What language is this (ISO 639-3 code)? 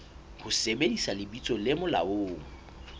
sot